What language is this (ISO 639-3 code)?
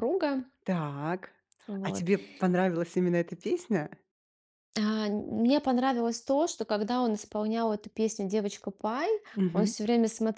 rus